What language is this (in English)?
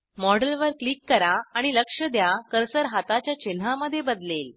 Marathi